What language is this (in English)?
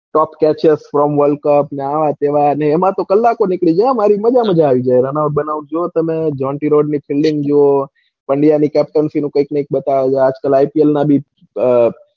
Gujarati